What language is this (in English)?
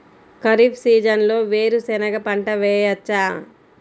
Telugu